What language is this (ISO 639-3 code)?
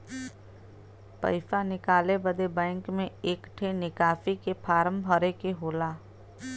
bho